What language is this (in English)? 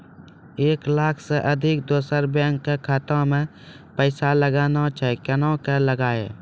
Maithili